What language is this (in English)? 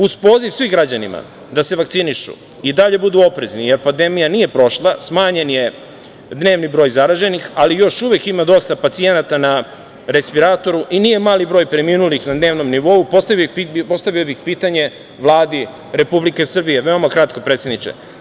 Serbian